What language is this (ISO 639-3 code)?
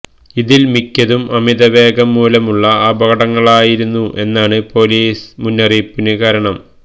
mal